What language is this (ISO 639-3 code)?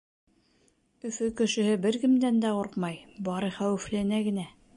bak